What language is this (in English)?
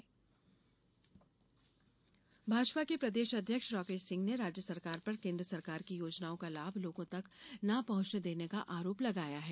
Hindi